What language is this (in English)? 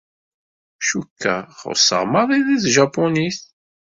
Kabyle